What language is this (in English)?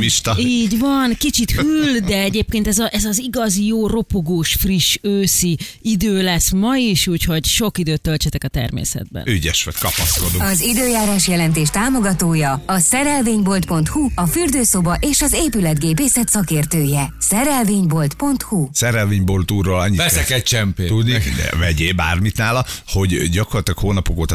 Hungarian